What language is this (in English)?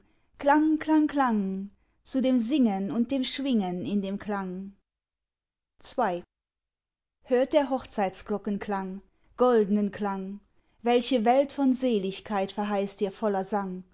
German